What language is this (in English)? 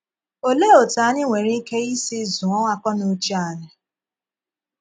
Igbo